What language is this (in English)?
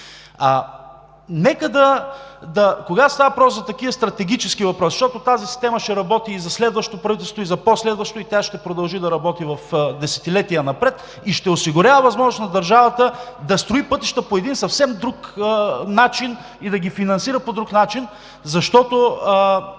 Bulgarian